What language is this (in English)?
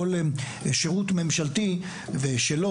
Hebrew